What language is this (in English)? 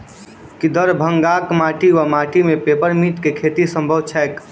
Maithili